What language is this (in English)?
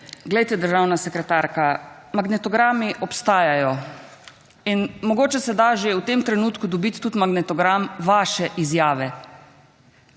Slovenian